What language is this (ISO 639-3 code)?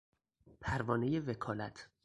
fas